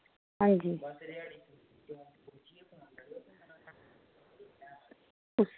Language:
Dogri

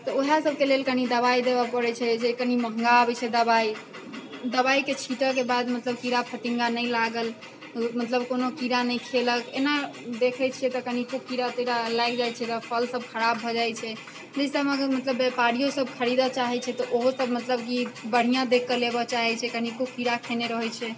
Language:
Maithili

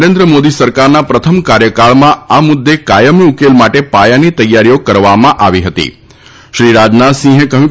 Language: Gujarati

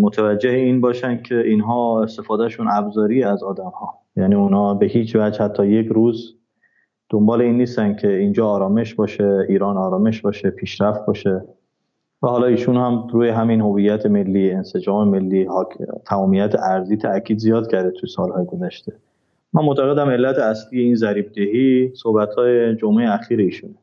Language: Persian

